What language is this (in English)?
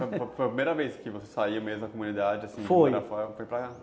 Portuguese